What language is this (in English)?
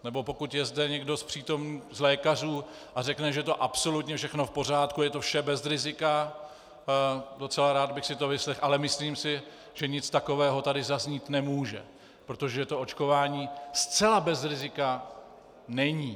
Czech